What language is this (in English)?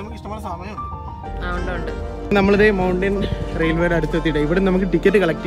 Malayalam